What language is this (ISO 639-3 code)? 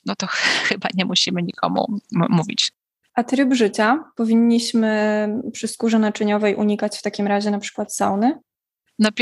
pol